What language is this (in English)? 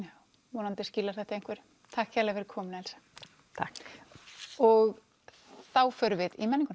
Icelandic